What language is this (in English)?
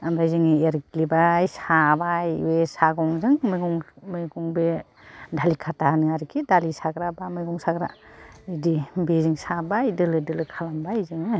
Bodo